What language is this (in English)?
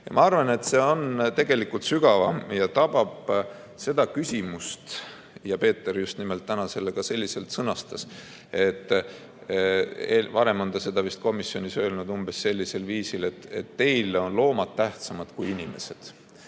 Estonian